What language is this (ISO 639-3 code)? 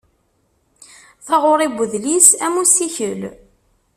kab